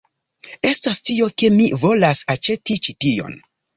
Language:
Esperanto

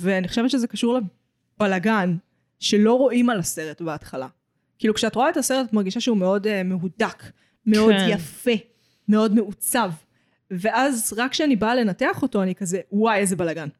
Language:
Hebrew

